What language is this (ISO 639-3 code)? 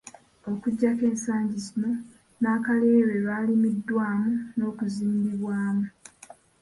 lug